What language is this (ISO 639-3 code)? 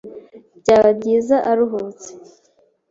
kin